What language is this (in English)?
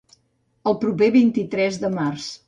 Catalan